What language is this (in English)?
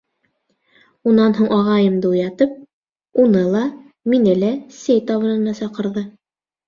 Bashkir